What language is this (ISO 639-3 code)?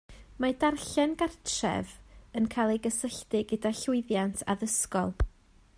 cym